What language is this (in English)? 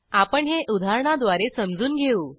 Marathi